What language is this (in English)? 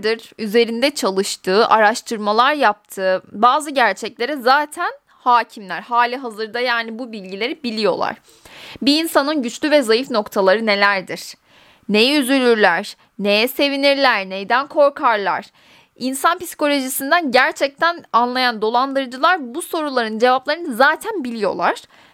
Turkish